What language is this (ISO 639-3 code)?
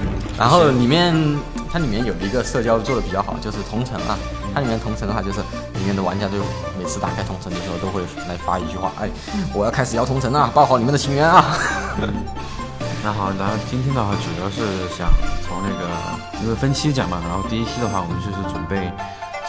zho